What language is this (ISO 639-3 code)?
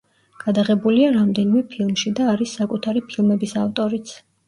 kat